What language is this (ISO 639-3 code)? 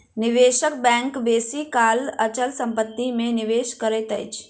mai